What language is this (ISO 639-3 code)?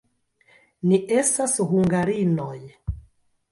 epo